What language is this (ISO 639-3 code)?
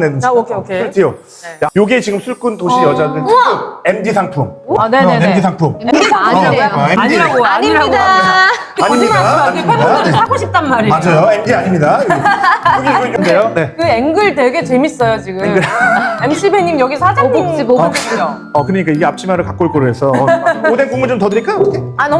kor